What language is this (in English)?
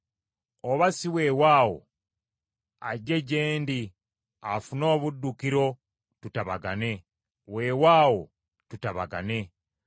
Ganda